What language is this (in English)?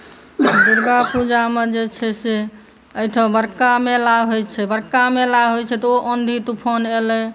Maithili